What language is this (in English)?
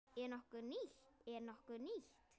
Icelandic